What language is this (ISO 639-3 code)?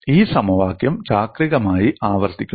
mal